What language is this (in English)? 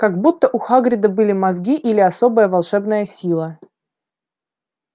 Russian